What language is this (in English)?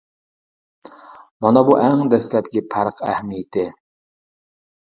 Uyghur